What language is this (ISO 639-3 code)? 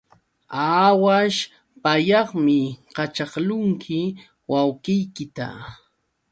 qux